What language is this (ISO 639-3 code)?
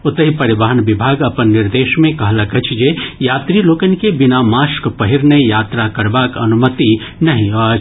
mai